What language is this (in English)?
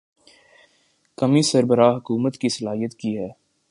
Urdu